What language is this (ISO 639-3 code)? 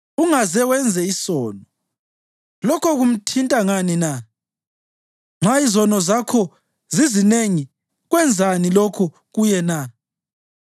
nde